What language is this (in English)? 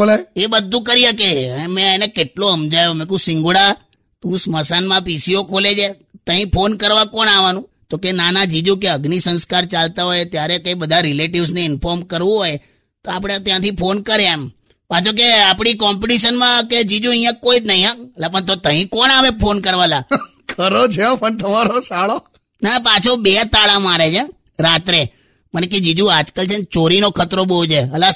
Hindi